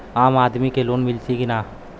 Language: Bhojpuri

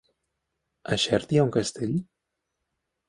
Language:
Catalan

